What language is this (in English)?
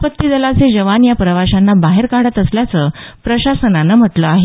Marathi